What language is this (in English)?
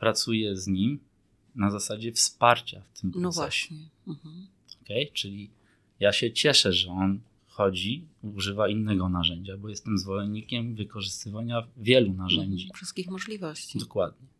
Polish